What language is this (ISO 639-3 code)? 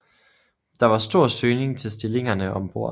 dan